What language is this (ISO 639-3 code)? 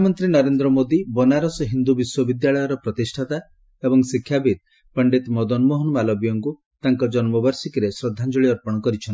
ori